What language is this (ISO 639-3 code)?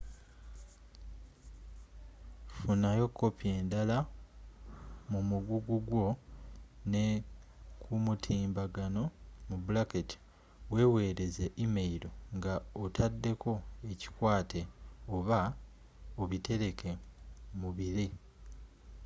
lug